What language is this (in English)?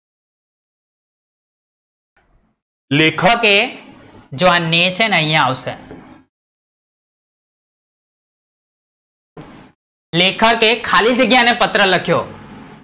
Gujarati